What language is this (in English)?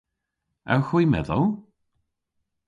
Cornish